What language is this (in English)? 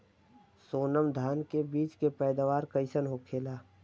Bhojpuri